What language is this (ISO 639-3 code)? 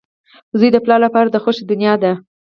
pus